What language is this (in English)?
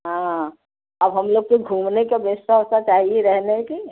Hindi